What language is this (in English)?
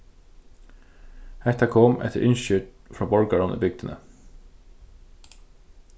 Faroese